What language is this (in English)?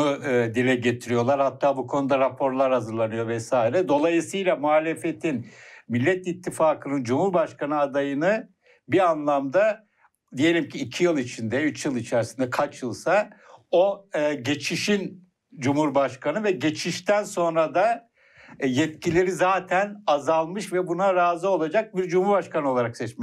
Turkish